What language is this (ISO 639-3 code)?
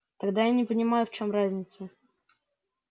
rus